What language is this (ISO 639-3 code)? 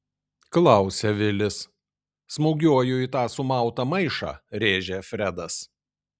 lit